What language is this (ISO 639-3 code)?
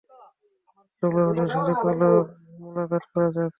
ben